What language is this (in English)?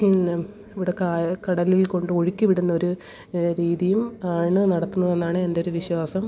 Malayalam